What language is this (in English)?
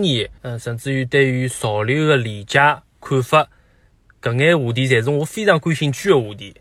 Chinese